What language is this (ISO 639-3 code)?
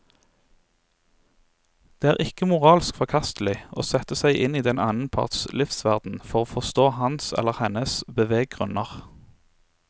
nor